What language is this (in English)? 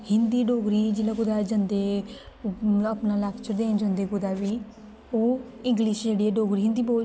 Dogri